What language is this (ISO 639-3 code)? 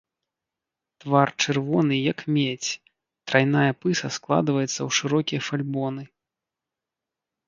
bel